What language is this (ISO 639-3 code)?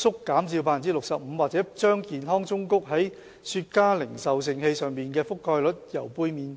yue